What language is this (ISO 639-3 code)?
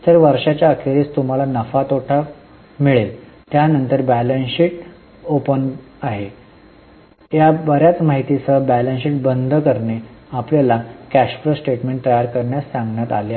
mar